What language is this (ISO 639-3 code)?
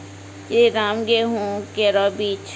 mai